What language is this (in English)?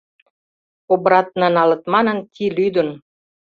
Mari